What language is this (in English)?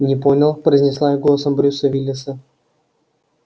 Russian